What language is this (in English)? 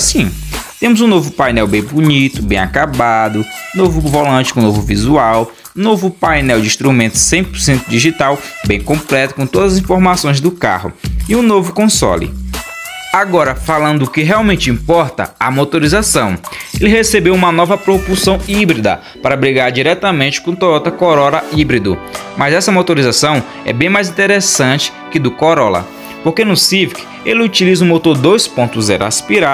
Portuguese